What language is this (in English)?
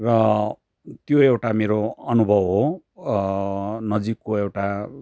Nepali